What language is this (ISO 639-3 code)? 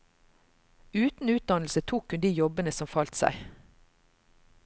nor